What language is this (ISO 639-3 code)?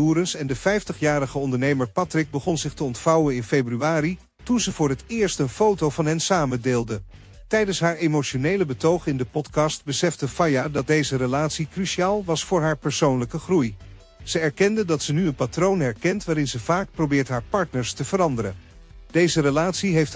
nld